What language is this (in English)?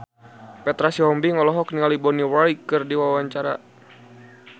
Sundanese